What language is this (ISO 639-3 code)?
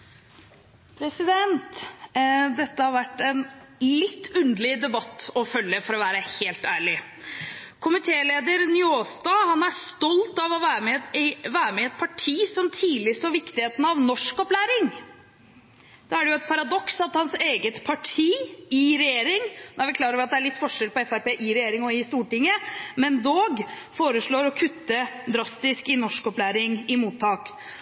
nob